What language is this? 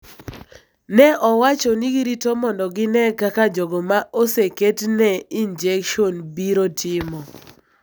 Luo (Kenya and Tanzania)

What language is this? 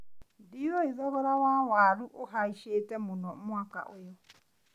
Kikuyu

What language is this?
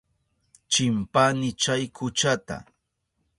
Southern Pastaza Quechua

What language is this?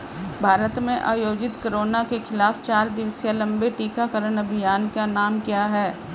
Hindi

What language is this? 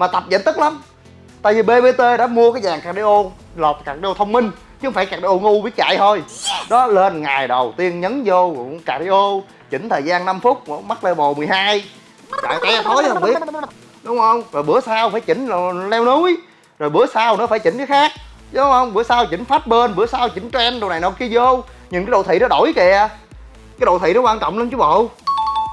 Vietnamese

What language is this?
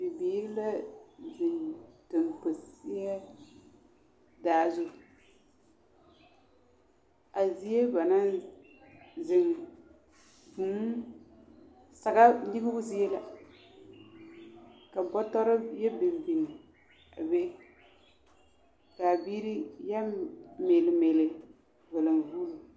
Southern Dagaare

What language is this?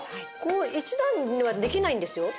Japanese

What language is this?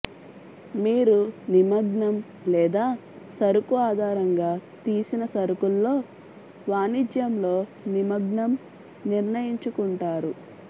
Telugu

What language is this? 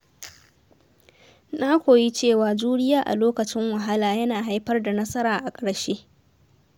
Hausa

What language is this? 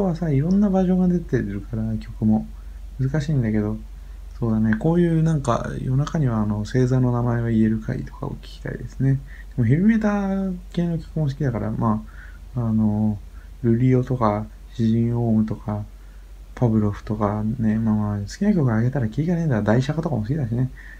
Japanese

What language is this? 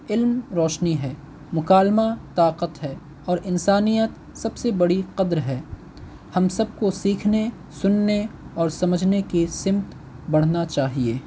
Urdu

